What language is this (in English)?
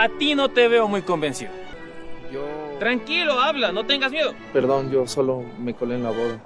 Spanish